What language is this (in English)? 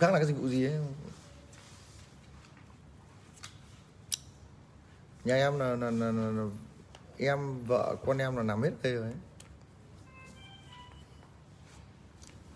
Vietnamese